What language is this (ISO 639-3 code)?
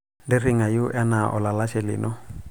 mas